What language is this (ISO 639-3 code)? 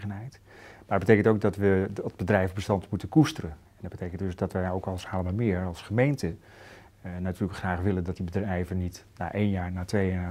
nld